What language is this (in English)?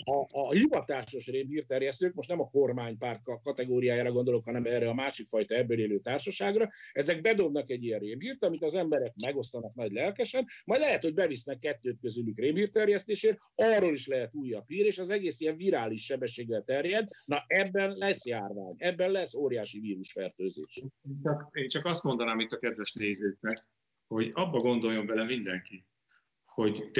Hungarian